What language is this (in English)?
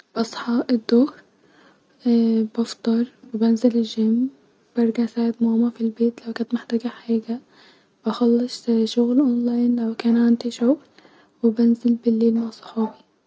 Egyptian Arabic